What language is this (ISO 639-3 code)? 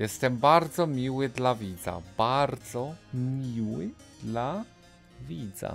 pol